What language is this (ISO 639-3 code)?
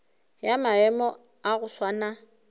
nso